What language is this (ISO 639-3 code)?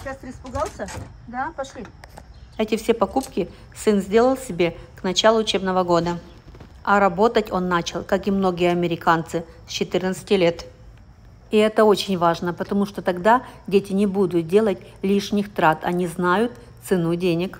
rus